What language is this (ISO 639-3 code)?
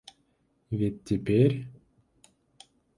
rus